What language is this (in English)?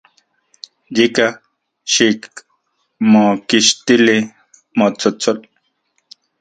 Central Puebla Nahuatl